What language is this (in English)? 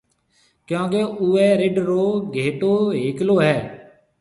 Marwari (Pakistan)